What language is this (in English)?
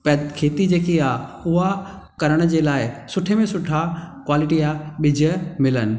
Sindhi